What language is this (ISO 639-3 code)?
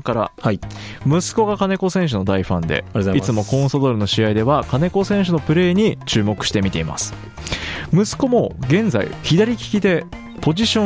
jpn